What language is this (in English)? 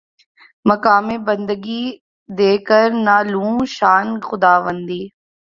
Urdu